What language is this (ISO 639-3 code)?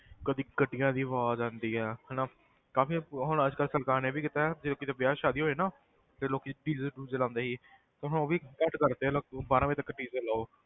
pan